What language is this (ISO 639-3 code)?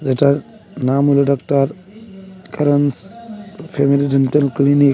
ben